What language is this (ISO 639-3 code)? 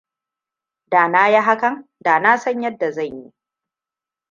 hau